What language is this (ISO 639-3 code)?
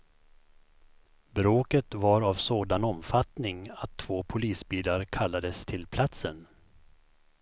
swe